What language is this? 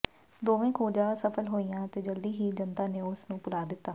Punjabi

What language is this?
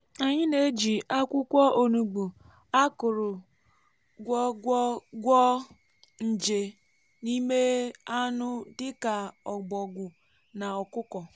Igbo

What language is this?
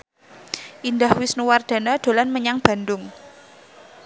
Javanese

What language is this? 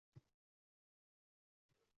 Uzbek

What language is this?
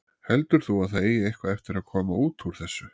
Icelandic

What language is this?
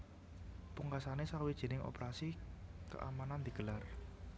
Javanese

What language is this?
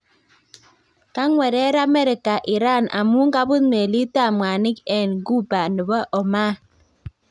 Kalenjin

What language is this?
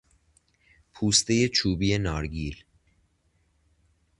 Persian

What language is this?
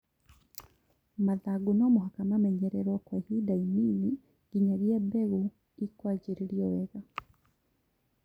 Kikuyu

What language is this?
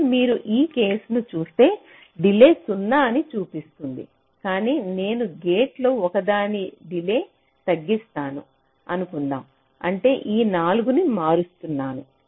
Telugu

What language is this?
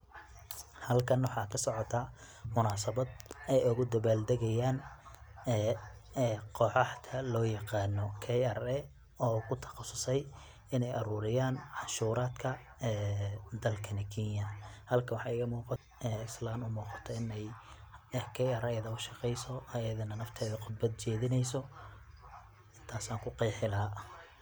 Somali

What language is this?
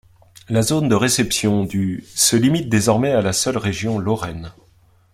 French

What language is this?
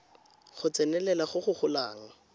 Tswana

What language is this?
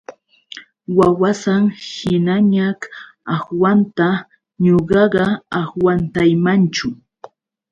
Yauyos Quechua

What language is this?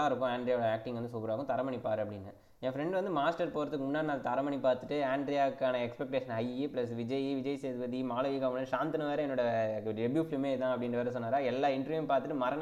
Telugu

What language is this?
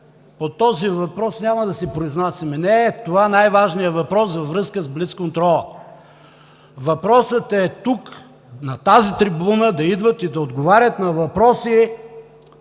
Bulgarian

